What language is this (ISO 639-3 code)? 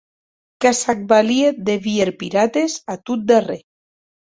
oci